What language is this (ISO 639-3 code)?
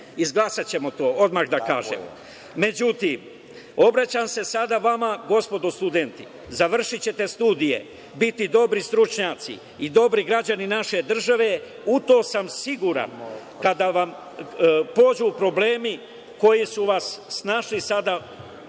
srp